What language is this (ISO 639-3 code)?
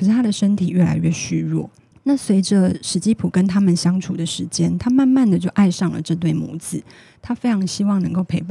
zho